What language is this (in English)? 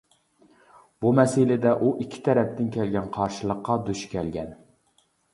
Uyghur